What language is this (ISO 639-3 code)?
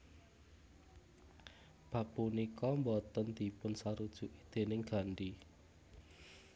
jav